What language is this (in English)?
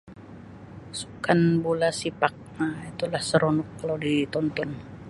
Sabah Malay